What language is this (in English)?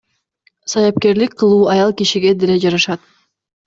Kyrgyz